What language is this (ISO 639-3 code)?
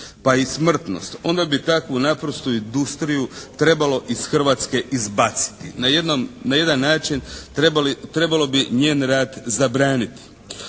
hrv